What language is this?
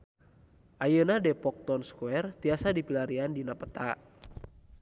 Sundanese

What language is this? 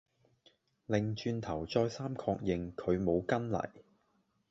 Cantonese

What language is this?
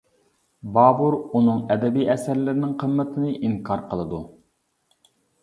Uyghur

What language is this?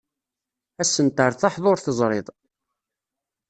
Kabyle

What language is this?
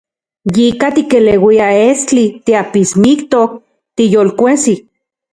Central Puebla Nahuatl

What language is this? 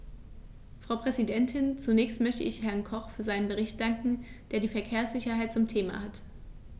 German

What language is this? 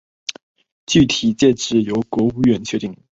Chinese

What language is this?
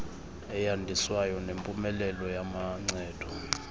Xhosa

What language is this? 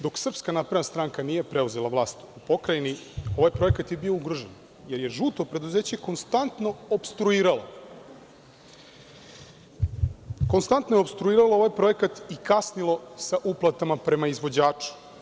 Serbian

